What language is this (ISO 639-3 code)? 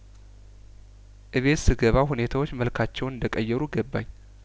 amh